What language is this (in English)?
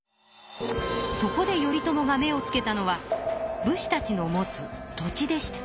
Japanese